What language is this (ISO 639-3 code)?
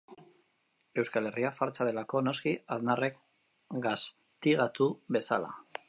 eus